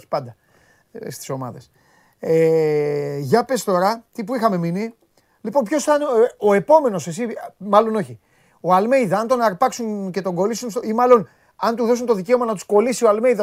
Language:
Greek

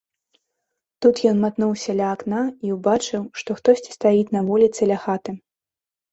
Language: Belarusian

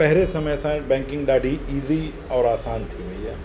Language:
Sindhi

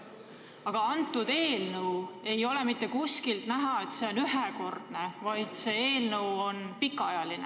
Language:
Estonian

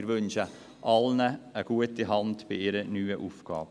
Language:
Swiss German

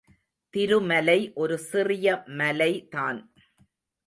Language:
Tamil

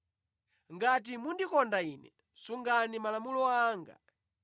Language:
Nyanja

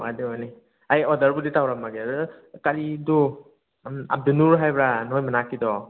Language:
Manipuri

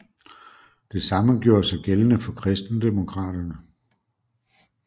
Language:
Danish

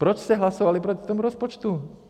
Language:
Czech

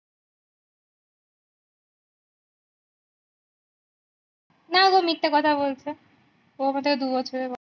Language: Bangla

